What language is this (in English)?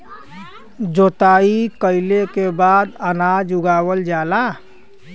Bhojpuri